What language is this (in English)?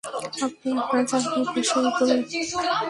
Bangla